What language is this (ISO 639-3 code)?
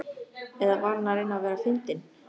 isl